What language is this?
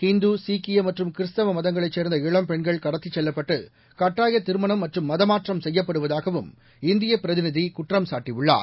Tamil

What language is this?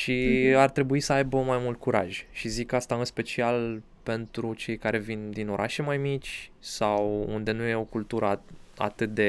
Romanian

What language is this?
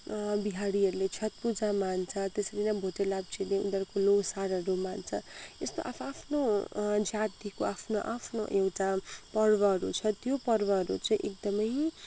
Nepali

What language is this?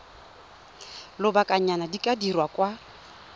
Tswana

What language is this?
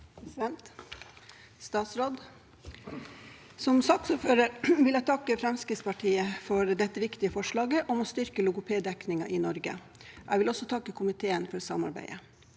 Norwegian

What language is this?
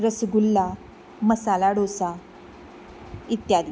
Konkani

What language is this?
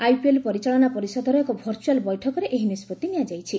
Odia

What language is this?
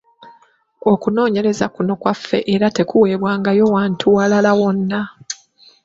Ganda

